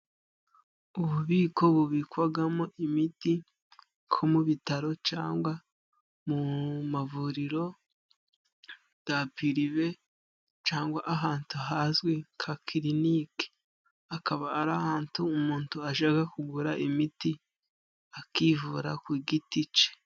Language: Kinyarwanda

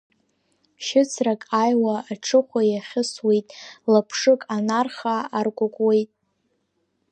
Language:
Abkhazian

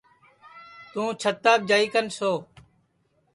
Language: Sansi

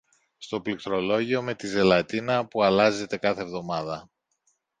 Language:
Greek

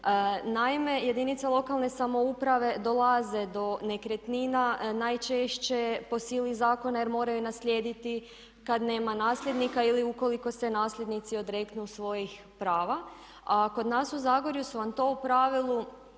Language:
Croatian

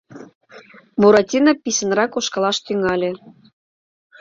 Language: Mari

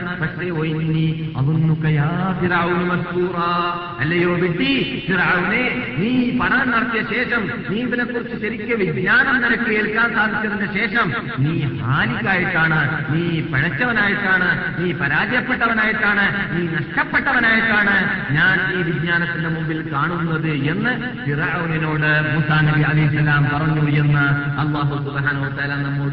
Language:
Malayalam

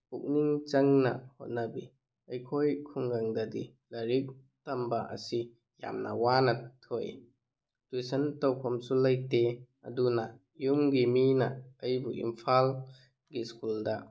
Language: Manipuri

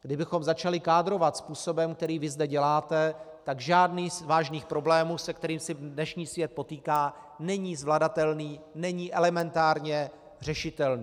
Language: Czech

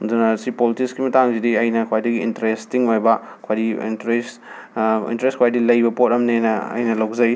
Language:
Manipuri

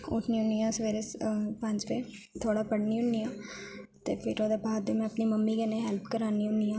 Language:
Dogri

